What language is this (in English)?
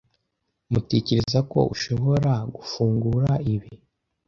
Kinyarwanda